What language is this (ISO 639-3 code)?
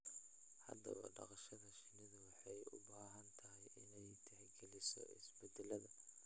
som